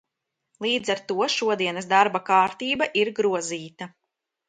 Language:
Latvian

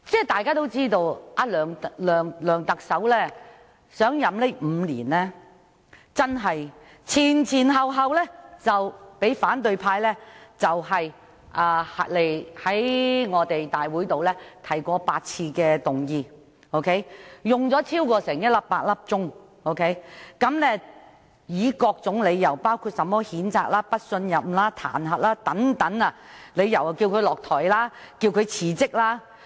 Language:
Cantonese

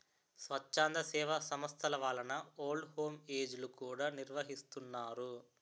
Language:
Telugu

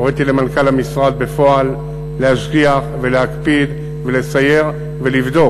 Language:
Hebrew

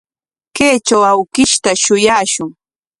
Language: Corongo Ancash Quechua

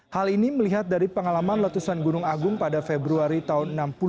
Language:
Indonesian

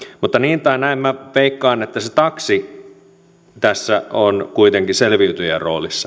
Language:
Finnish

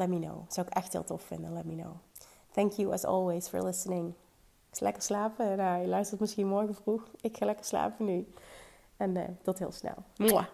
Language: Dutch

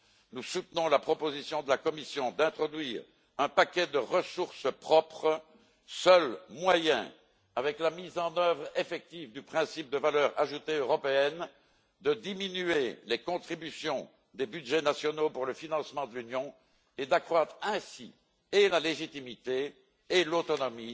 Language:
French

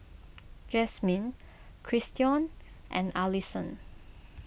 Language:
English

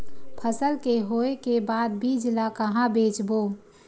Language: Chhattisgarhi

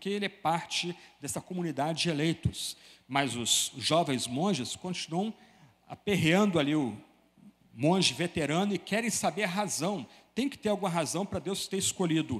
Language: Portuguese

